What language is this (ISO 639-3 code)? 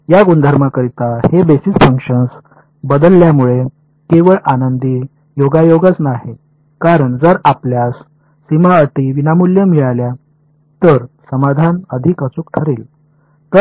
mar